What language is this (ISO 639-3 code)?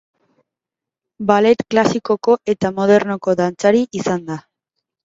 eus